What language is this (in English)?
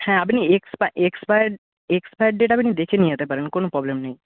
Bangla